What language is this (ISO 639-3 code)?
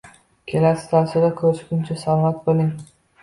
uzb